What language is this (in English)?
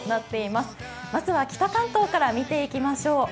Japanese